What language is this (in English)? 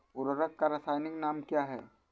Hindi